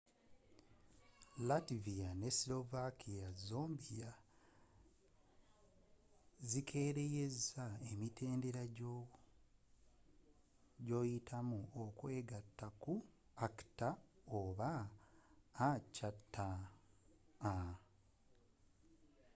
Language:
Ganda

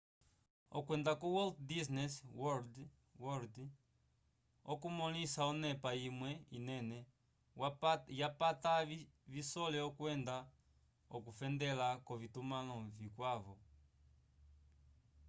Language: Umbundu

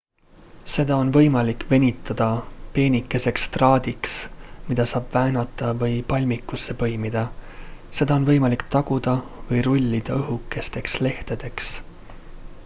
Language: Estonian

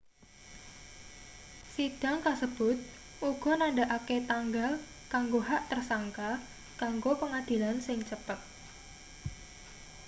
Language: Javanese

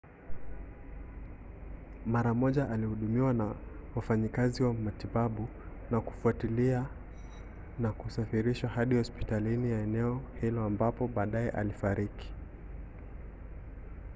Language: Swahili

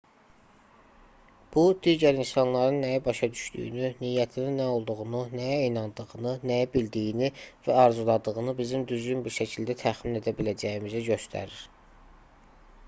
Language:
Azerbaijani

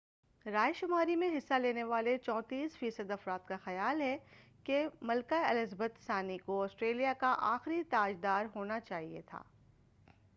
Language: Urdu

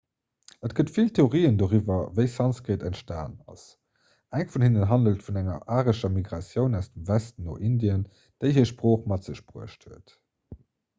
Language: Luxembourgish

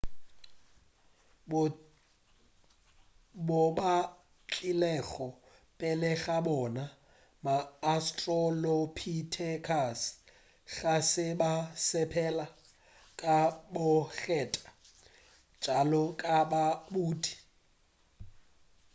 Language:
Northern Sotho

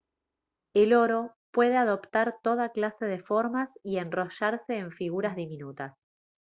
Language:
Spanish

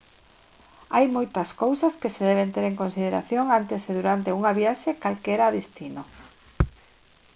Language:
Galician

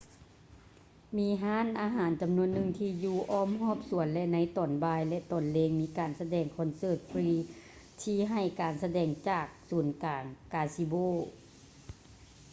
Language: Lao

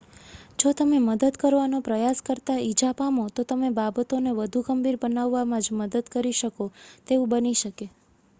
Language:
Gujarati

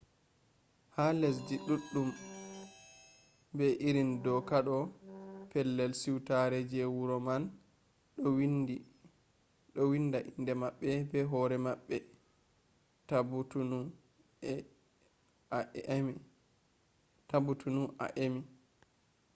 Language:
Fula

